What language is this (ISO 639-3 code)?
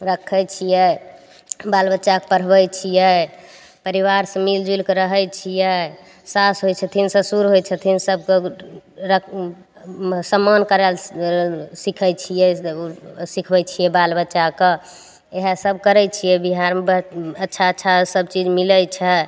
mai